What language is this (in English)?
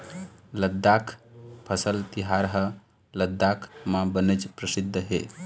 Chhattisgarhi